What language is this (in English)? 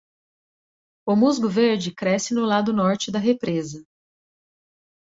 Portuguese